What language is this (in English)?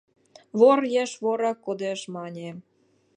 Mari